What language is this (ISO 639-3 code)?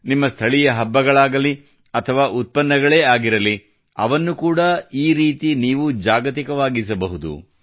kan